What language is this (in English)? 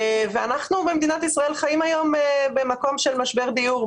Hebrew